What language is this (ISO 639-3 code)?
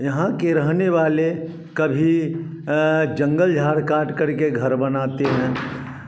hin